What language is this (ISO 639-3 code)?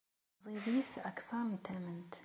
kab